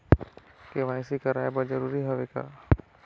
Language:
Chhattisgarhi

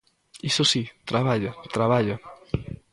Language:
Galician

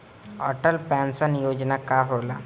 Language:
Bhojpuri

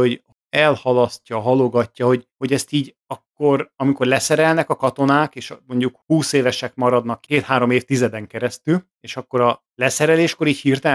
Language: Hungarian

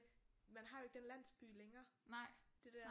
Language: Danish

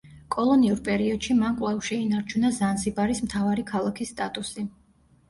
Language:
Georgian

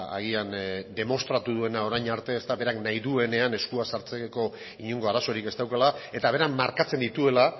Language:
Basque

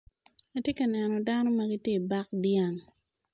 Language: Acoli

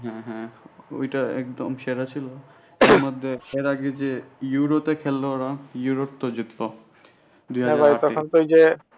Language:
Bangla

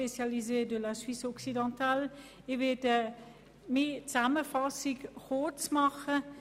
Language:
Swiss German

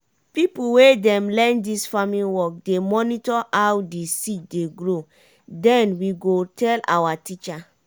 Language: Nigerian Pidgin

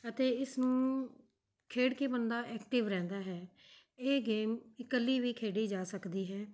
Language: Punjabi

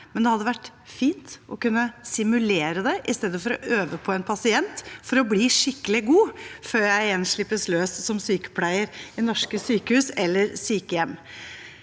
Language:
Norwegian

